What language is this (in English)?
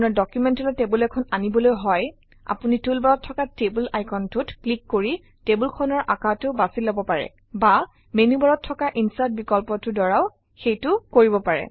Assamese